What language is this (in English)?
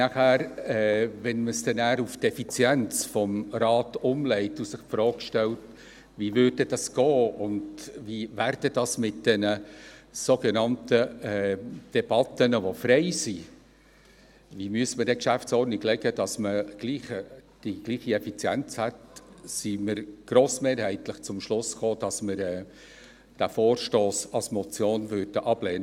Swiss German